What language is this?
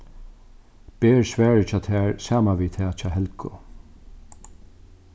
Faroese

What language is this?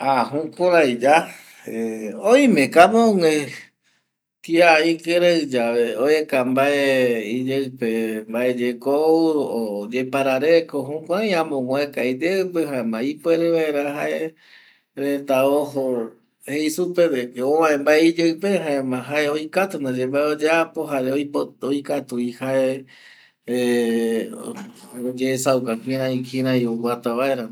Eastern Bolivian Guaraní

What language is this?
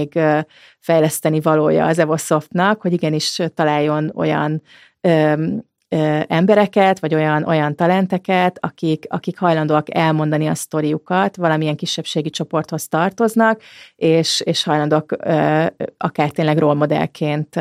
Hungarian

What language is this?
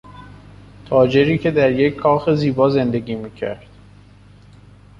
Persian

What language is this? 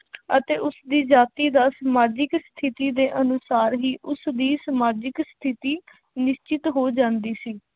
Punjabi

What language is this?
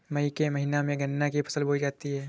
Hindi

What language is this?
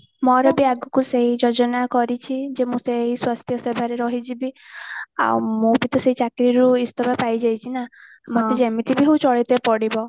Odia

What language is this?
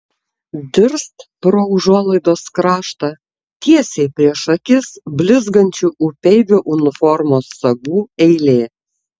Lithuanian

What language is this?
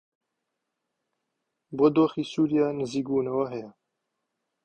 Central Kurdish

